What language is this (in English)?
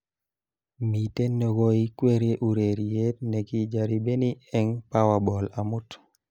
Kalenjin